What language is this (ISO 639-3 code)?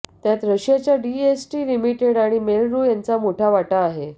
mar